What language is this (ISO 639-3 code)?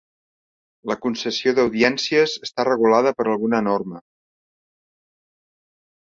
cat